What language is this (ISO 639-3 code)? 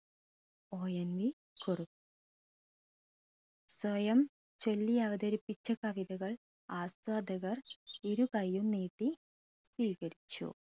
mal